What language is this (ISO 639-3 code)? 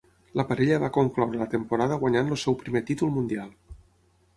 cat